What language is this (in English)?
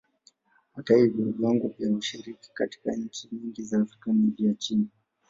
Swahili